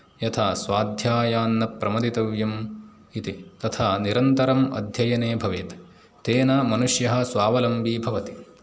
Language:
Sanskrit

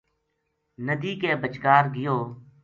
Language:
Gujari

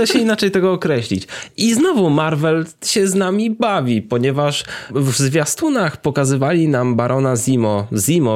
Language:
Polish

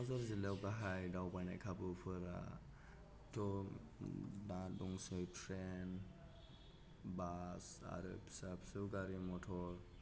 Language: Bodo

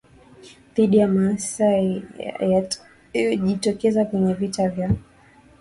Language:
Swahili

